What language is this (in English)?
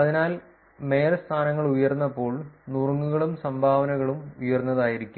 Malayalam